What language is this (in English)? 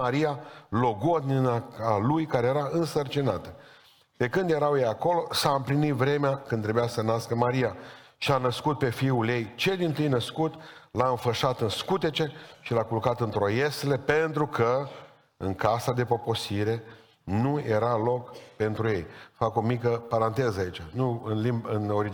Romanian